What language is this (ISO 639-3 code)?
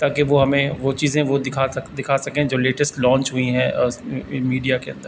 urd